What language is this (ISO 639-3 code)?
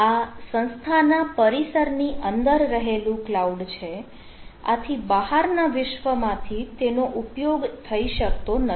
guj